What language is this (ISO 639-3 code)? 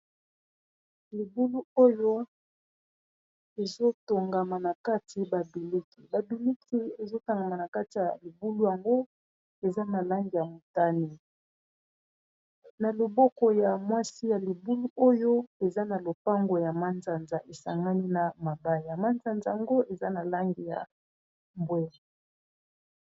lin